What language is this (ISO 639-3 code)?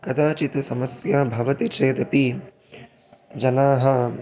san